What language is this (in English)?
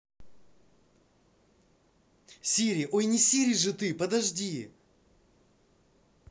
Russian